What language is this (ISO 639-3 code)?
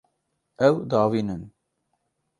kur